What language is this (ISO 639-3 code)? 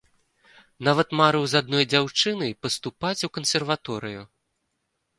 bel